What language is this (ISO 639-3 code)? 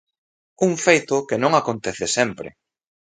glg